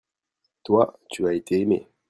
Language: French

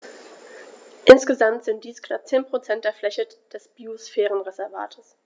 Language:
German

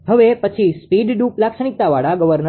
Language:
Gujarati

